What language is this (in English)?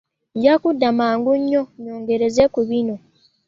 Ganda